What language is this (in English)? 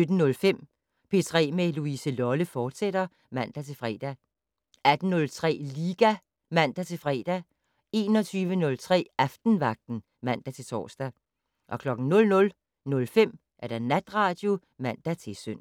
Danish